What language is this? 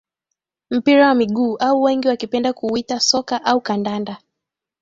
Swahili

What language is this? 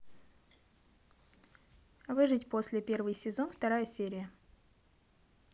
Russian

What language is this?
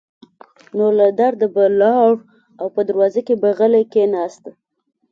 Pashto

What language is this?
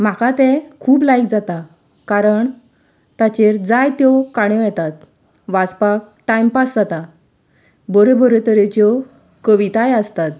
Konkani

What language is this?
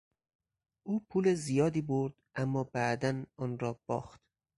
Persian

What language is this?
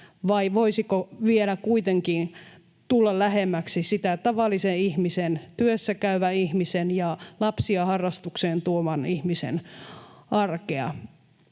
Finnish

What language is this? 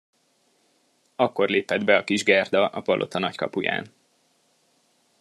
Hungarian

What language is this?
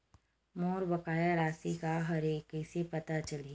Chhattisgarhi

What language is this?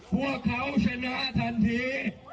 Thai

